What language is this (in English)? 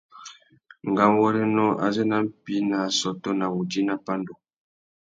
Tuki